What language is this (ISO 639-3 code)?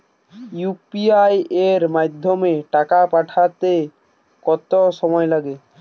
ben